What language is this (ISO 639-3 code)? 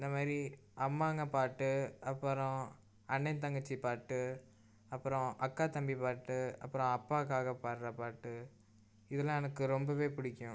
tam